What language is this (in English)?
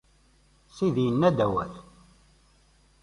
Kabyle